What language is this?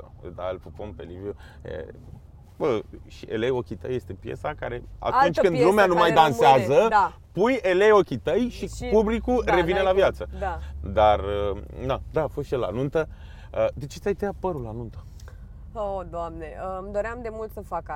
Romanian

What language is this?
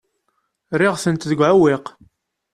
Kabyle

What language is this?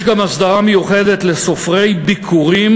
Hebrew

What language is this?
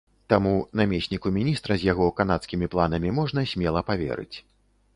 Belarusian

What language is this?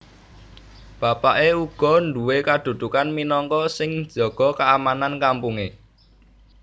Javanese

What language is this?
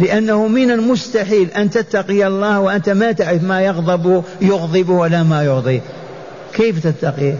Arabic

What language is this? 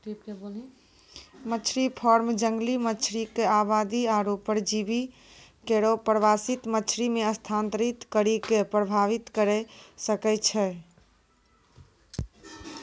Maithili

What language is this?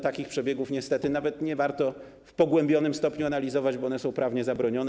Polish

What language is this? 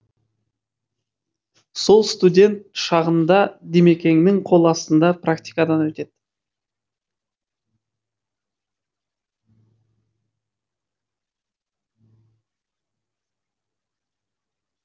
Kazakh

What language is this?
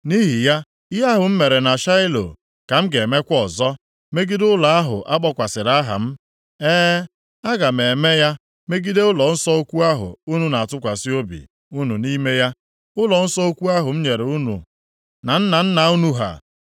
Igbo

